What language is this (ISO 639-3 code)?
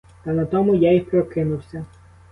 ukr